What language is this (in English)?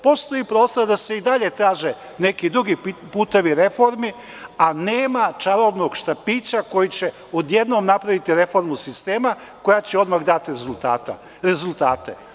Serbian